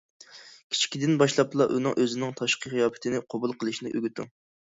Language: Uyghur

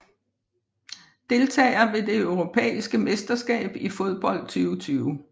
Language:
Danish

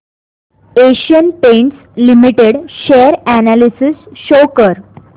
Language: Marathi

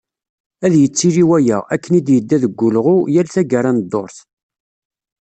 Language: Kabyle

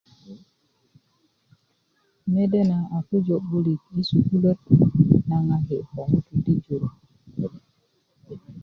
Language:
Kuku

